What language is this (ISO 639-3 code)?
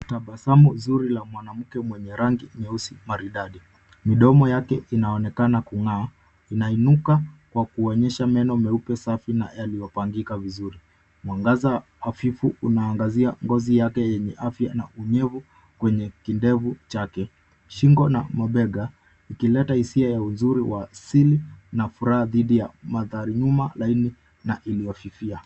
swa